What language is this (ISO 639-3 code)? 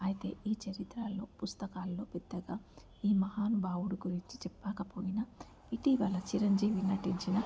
tel